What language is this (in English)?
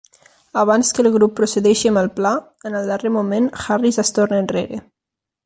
Catalan